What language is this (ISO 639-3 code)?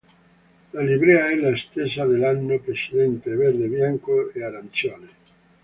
ita